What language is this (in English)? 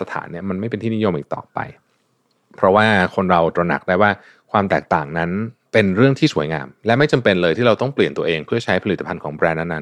Thai